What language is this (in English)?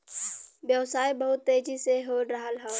Bhojpuri